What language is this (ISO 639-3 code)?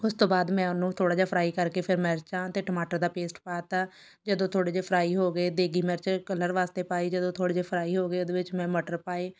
pan